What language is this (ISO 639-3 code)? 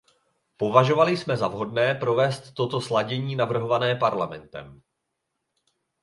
ces